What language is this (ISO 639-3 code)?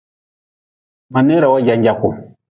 nmz